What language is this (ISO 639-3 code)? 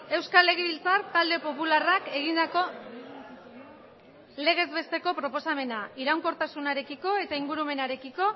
eus